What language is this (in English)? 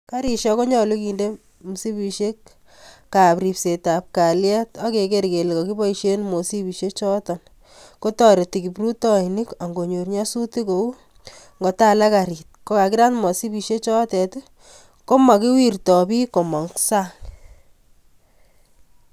Kalenjin